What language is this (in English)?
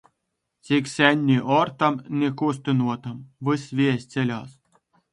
Latgalian